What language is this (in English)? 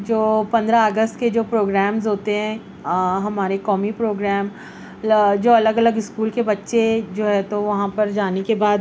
Urdu